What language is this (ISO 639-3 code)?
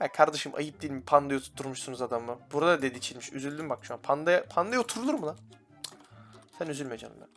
tur